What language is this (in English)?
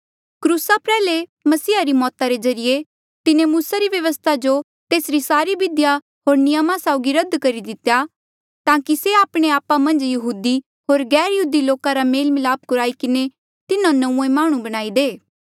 Mandeali